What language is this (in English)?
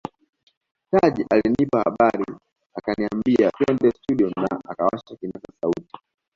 Swahili